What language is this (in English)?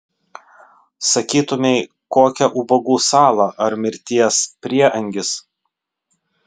Lithuanian